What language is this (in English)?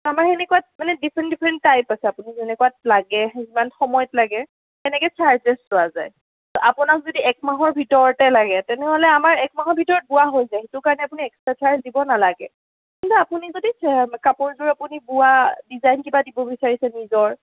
Assamese